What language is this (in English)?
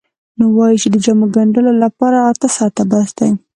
Pashto